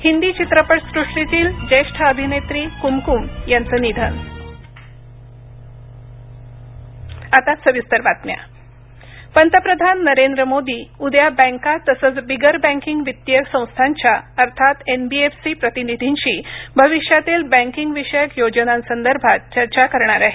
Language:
Marathi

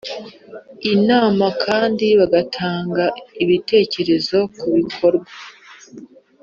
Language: Kinyarwanda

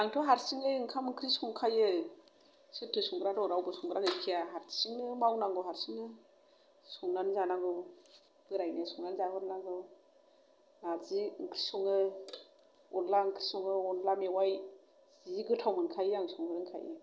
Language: Bodo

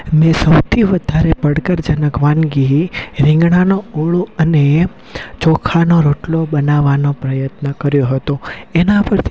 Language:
Gujarati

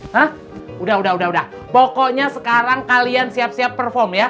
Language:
Indonesian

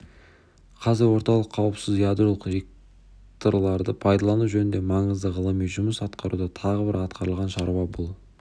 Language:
Kazakh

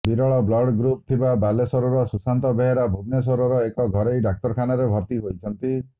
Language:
Odia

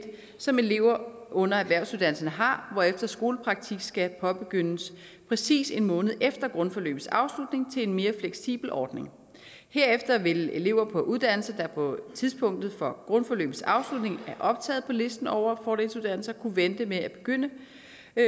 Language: Danish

